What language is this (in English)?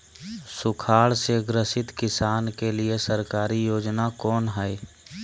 Magahi